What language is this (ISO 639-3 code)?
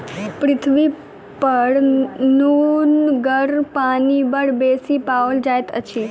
mai